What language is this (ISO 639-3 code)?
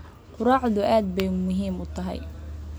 som